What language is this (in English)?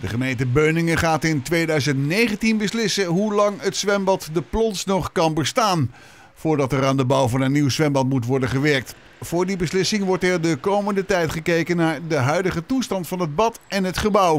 Dutch